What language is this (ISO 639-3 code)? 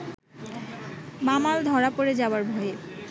ben